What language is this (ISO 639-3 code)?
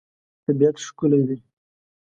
pus